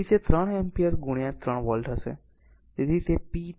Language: Gujarati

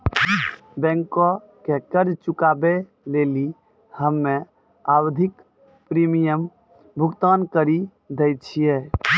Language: Maithili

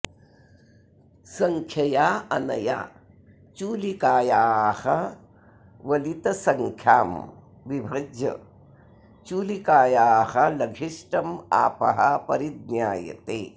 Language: Sanskrit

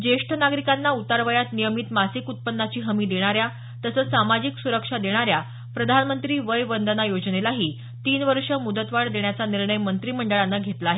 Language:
Marathi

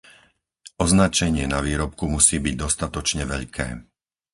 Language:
Slovak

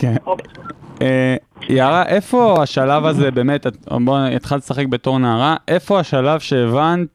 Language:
Hebrew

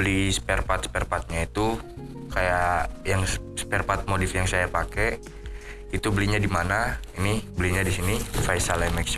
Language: Indonesian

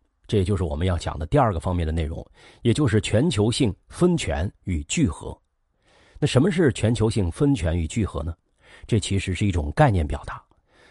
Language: Chinese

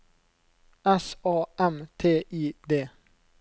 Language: Norwegian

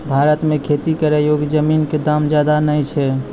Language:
Maithili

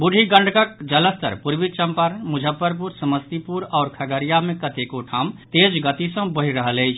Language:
Maithili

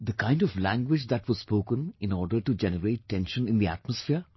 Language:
English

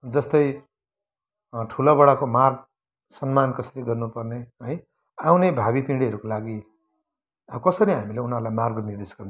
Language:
Nepali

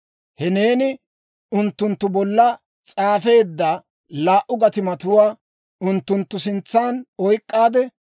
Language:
Dawro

